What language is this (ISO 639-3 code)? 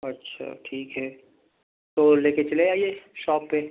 urd